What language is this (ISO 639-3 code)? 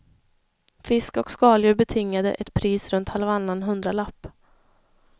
swe